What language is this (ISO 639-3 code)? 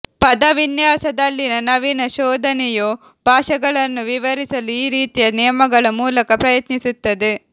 kan